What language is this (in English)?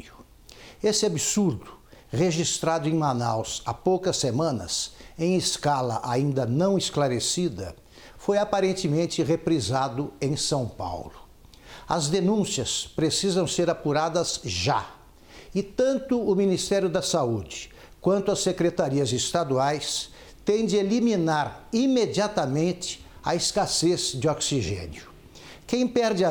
Portuguese